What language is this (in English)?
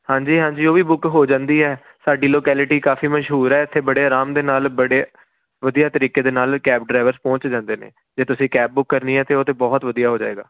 Punjabi